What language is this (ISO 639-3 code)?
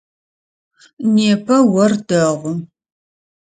ady